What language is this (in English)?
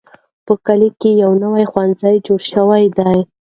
Pashto